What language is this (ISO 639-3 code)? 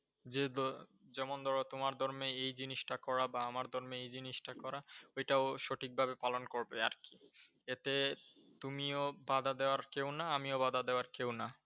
ben